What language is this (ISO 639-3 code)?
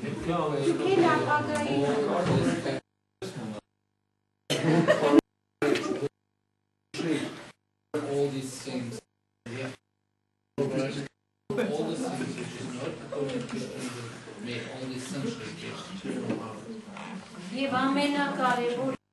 ron